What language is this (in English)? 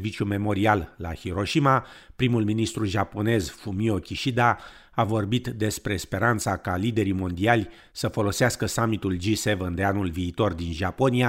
Romanian